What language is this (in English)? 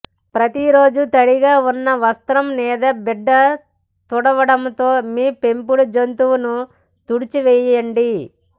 Telugu